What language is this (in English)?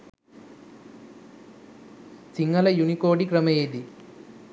Sinhala